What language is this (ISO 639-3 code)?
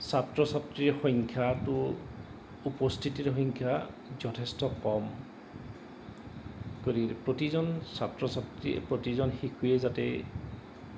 asm